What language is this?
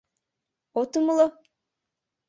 Mari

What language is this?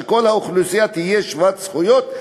Hebrew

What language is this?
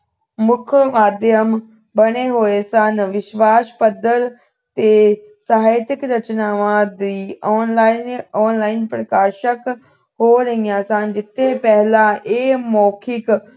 Punjabi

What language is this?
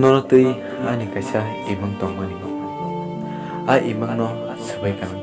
Indonesian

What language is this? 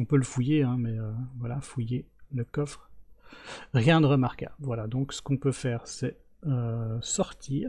French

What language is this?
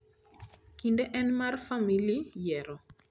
Luo (Kenya and Tanzania)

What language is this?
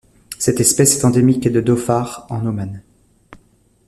French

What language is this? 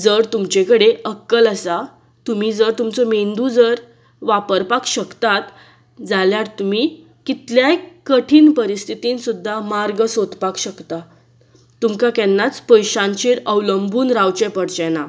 Konkani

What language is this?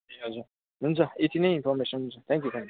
Nepali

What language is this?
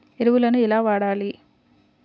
Telugu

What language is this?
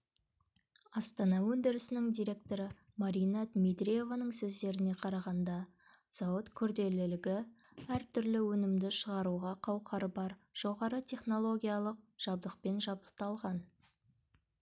Kazakh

